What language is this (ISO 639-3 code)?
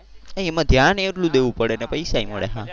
guj